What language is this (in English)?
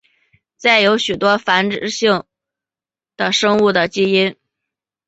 Chinese